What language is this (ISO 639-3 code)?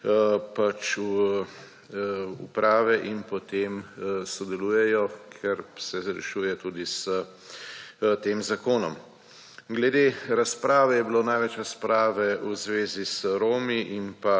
slv